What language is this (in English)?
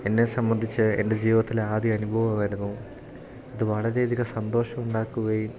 Malayalam